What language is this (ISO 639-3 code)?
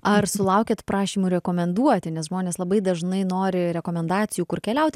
lit